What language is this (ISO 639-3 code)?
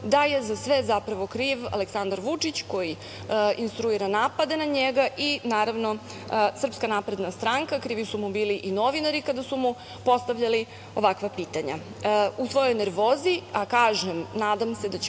srp